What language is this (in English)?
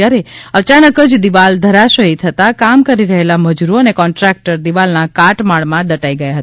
Gujarati